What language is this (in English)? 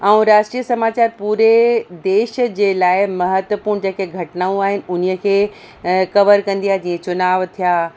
Sindhi